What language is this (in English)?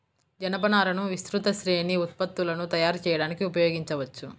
Telugu